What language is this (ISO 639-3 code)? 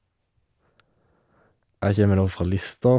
nor